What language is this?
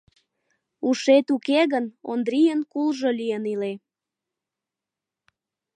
Mari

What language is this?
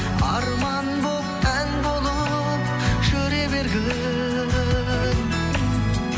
Kazakh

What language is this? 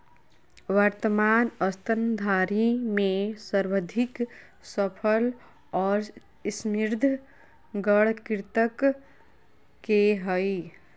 Magahi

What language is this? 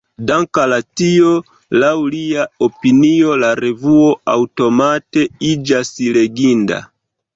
Esperanto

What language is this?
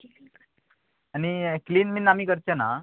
Konkani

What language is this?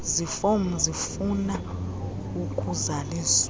Xhosa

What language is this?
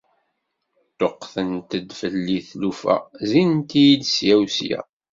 Kabyle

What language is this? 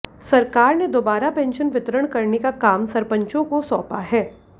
Hindi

